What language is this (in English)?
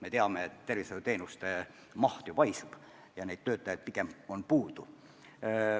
Estonian